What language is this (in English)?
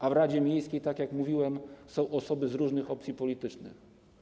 Polish